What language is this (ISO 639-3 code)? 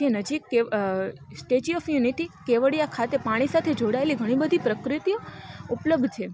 guj